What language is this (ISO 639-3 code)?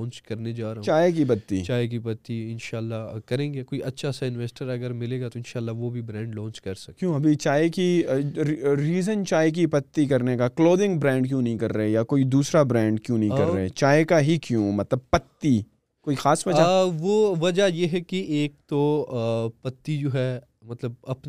urd